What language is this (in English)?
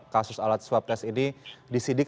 Indonesian